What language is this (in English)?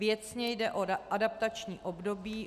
Czech